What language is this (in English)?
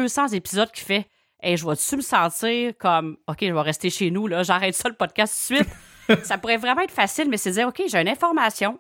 French